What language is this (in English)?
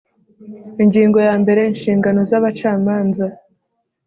Kinyarwanda